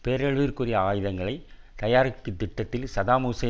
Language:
Tamil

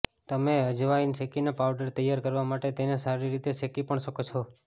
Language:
Gujarati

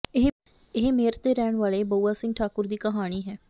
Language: Punjabi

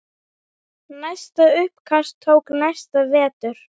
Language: Icelandic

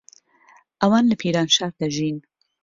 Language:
Central Kurdish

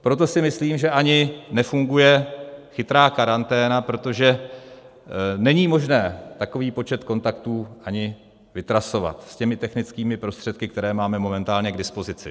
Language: Czech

